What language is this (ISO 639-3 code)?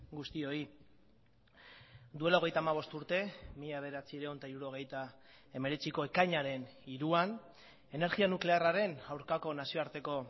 eus